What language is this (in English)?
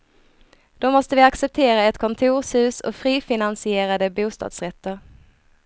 Swedish